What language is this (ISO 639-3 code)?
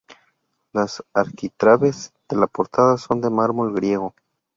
spa